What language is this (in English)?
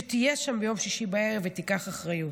Hebrew